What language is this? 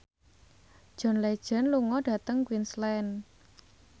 Javanese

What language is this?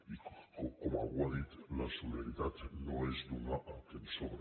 Catalan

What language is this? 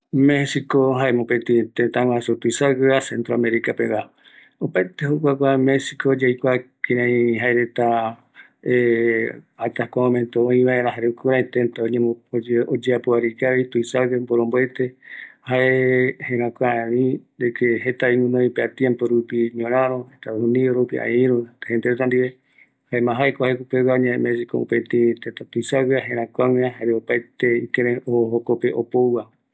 Eastern Bolivian Guaraní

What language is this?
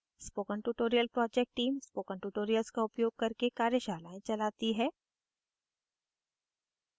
Hindi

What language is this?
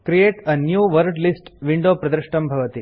Sanskrit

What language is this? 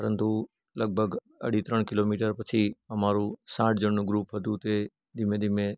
Gujarati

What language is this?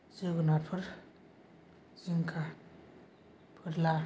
Bodo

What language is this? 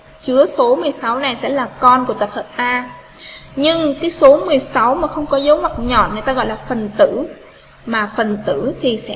Vietnamese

